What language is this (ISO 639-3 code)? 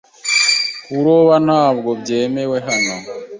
kin